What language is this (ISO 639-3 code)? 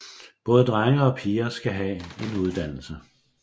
dan